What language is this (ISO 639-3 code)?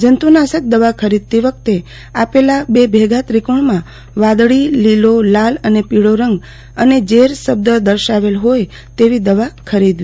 guj